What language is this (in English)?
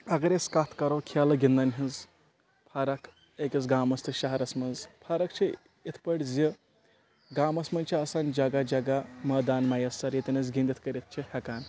Kashmiri